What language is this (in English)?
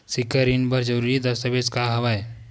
Chhattisgarhi